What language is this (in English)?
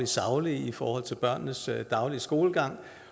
Danish